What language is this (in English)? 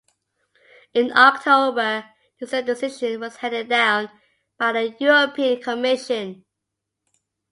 English